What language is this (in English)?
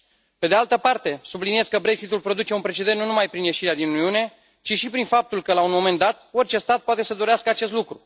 Romanian